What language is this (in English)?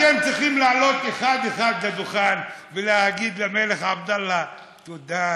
Hebrew